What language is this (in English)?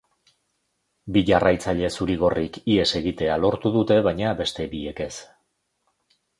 Basque